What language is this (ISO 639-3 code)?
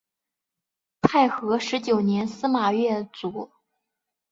zho